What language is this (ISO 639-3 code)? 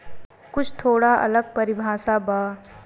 bho